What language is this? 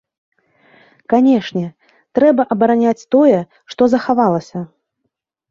Belarusian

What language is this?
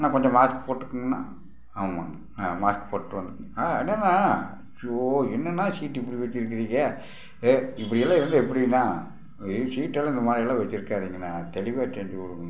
Tamil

